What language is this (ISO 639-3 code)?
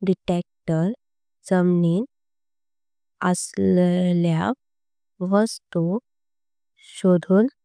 kok